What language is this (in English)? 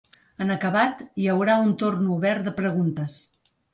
Catalan